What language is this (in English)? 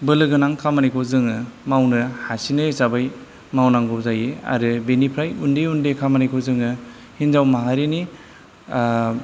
Bodo